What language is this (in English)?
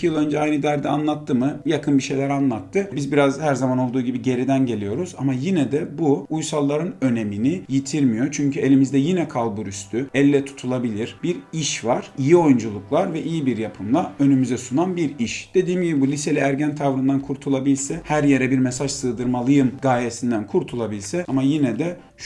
Turkish